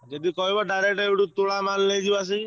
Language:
Odia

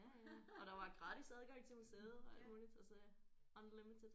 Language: Danish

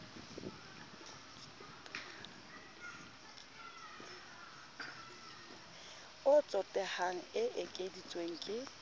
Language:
Southern Sotho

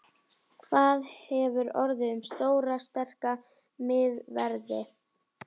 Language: Icelandic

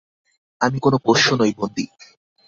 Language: Bangla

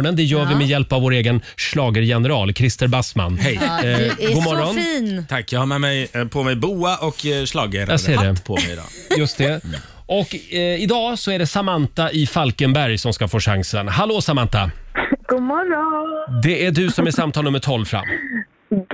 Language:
Swedish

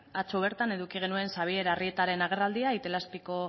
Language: Basque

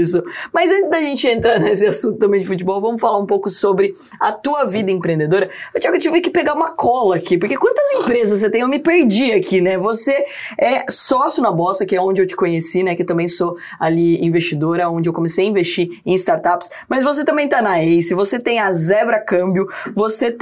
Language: Portuguese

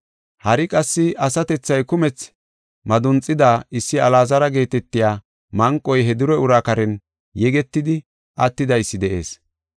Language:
Gofa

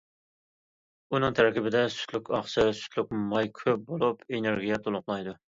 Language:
Uyghur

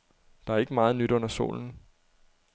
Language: Danish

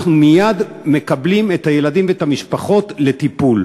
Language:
Hebrew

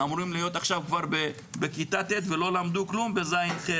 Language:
Hebrew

